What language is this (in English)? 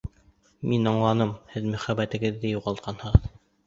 Bashkir